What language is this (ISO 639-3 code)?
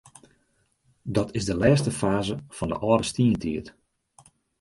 fry